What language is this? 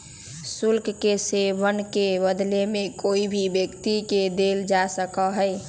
Magahi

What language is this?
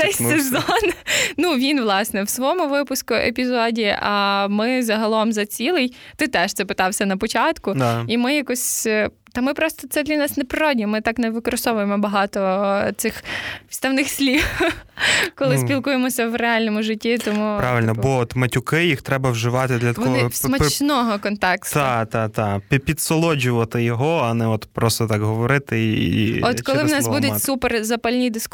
Ukrainian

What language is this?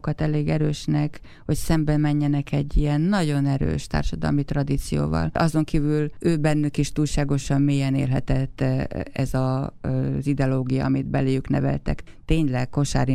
Hungarian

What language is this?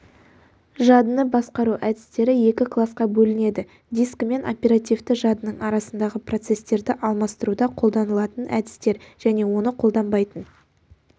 Kazakh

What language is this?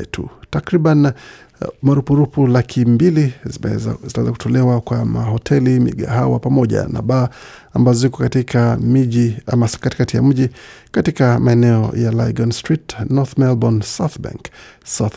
Swahili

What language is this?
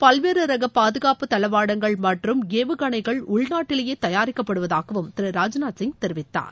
Tamil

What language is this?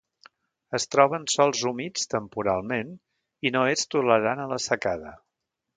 Catalan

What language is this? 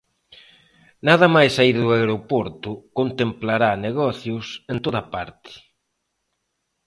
Galician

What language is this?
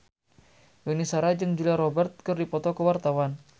Sundanese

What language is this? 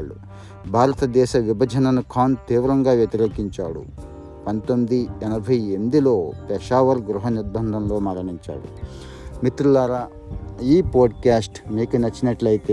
Telugu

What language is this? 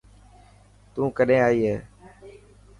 Dhatki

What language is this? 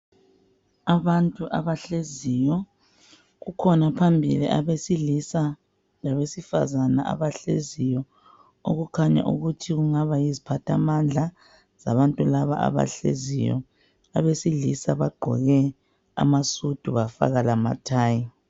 North Ndebele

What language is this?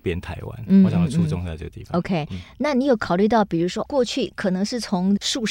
Chinese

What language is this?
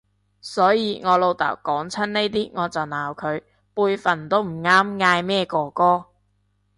Cantonese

